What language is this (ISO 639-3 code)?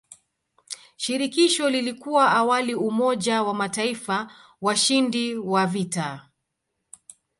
swa